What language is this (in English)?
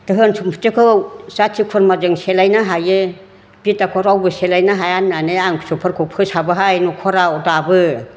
Bodo